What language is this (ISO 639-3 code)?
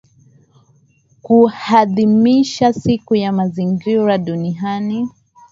swa